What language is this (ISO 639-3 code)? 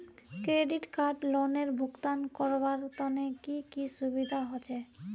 mag